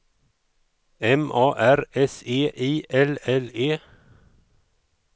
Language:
Swedish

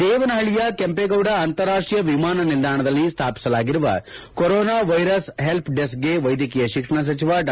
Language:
Kannada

